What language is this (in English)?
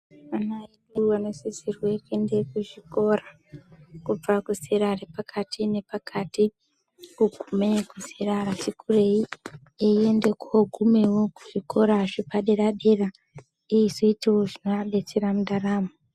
Ndau